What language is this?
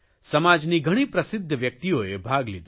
Gujarati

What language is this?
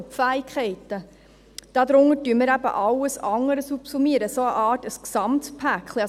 Swiss German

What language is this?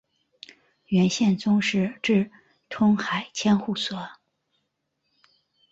Chinese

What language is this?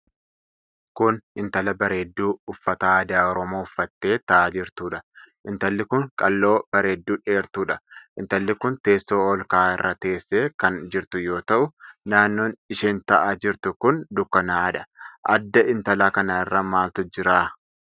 Oromo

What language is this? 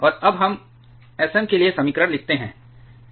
Hindi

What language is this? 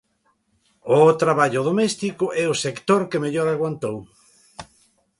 Galician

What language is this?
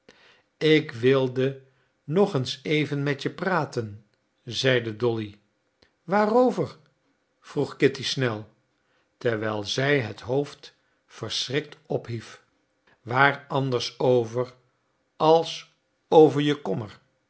Dutch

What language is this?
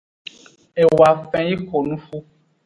Aja (Benin)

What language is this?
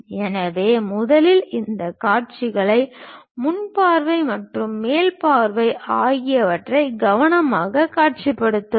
Tamil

